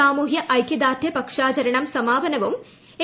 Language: Malayalam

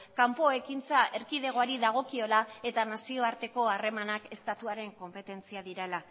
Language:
Basque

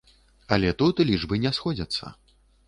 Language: Belarusian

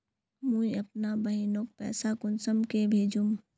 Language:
Magahi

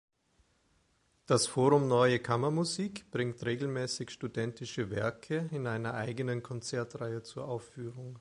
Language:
German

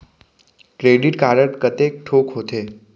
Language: Chhattisgarhi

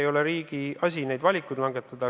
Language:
Estonian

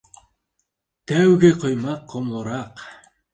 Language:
Bashkir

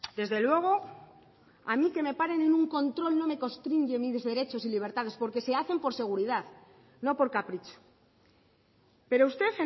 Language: Spanish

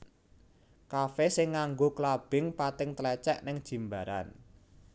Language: Javanese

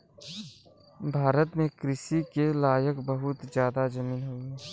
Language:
Bhojpuri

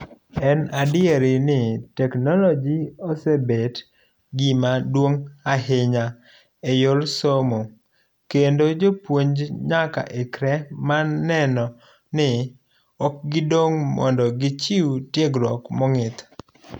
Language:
Luo (Kenya and Tanzania)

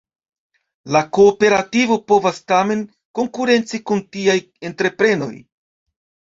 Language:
Esperanto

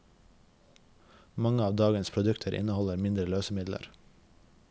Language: Norwegian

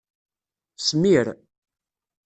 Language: Kabyle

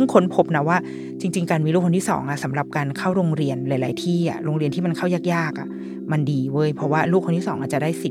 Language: Thai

